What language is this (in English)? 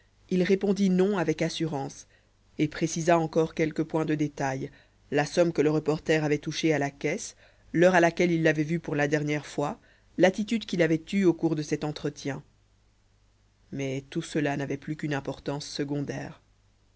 French